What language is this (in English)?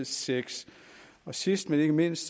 Danish